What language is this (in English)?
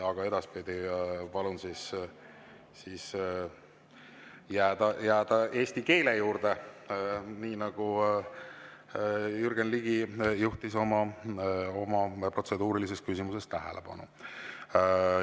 Estonian